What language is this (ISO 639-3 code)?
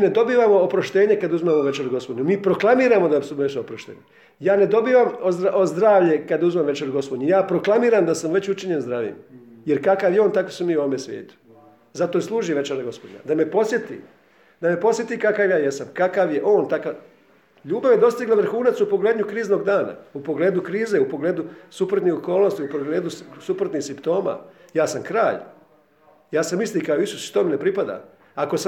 hrv